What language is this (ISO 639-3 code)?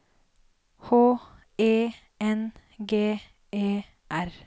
nor